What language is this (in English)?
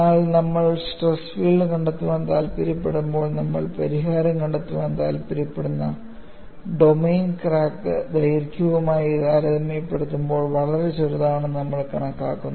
Malayalam